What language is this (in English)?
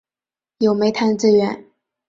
Chinese